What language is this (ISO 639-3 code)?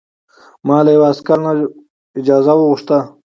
pus